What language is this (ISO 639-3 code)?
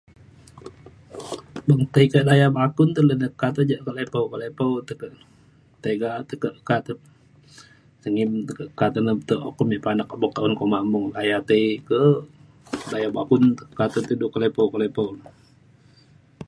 xkl